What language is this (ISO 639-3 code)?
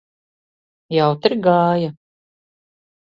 lav